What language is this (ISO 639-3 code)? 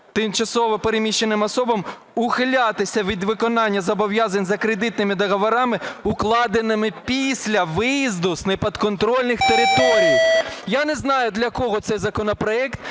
ukr